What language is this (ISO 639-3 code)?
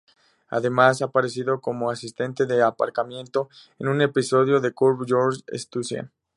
spa